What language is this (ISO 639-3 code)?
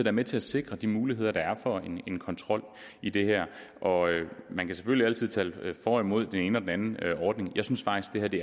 dan